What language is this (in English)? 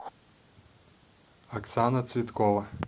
Russian